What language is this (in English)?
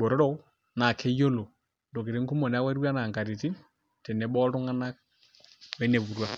Masai